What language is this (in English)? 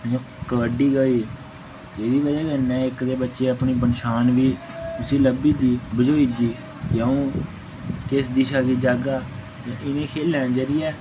Dogri